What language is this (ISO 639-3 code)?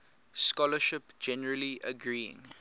eng